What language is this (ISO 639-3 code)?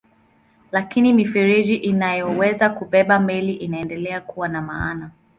swa